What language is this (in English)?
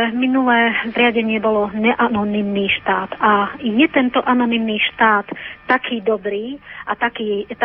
Slovak